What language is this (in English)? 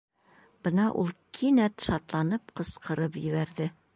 Bashkir